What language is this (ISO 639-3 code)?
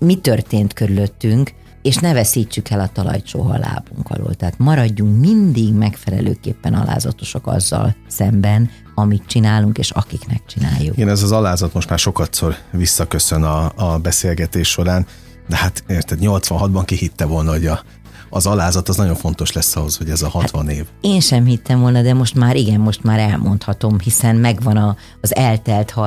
hun